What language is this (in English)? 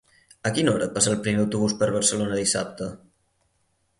Catalan